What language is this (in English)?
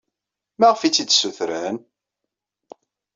Kabyle